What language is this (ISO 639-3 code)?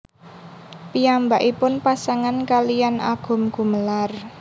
jav